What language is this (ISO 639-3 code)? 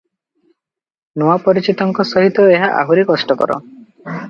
ori